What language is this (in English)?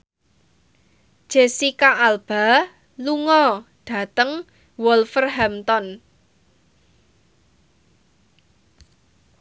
Javanese